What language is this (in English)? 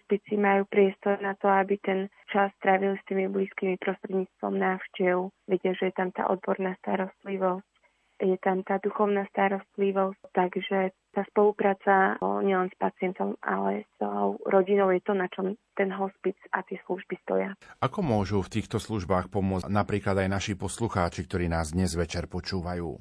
Slovak